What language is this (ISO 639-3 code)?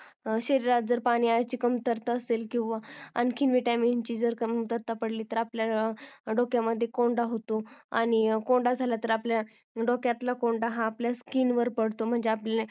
mar